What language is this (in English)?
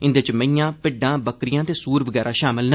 Dogri